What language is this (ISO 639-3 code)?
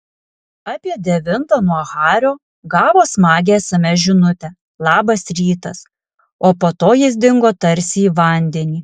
lit